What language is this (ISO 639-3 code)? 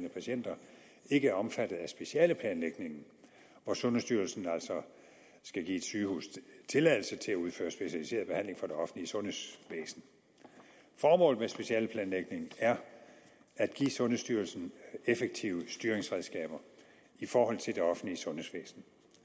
dan